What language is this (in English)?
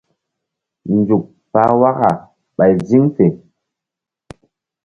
Mbum